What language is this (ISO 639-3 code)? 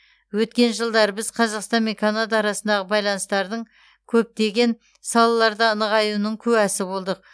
kaz